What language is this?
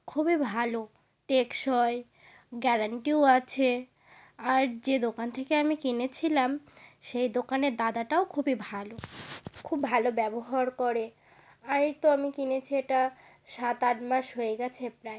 Bangla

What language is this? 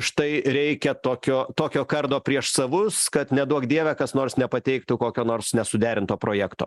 Lithuanian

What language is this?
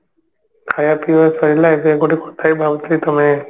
Odia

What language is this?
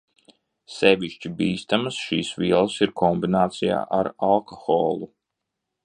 Latvian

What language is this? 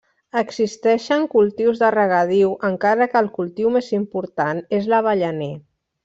Catalan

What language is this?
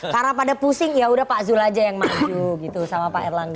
Indonesian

